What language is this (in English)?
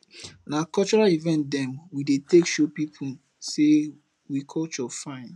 Nigerian Pidgin